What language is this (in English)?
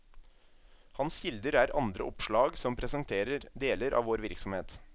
Norwegian